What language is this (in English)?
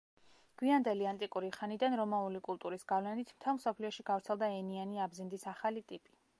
Georgian